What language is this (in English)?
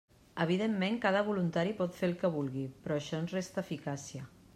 Catalan